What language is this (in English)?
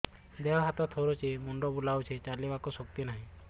Odia